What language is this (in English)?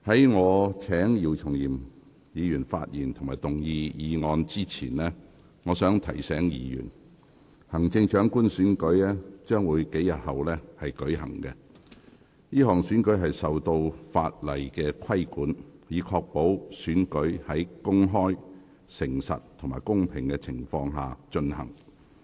Cantonese